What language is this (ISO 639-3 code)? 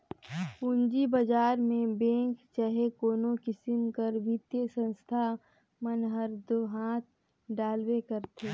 hne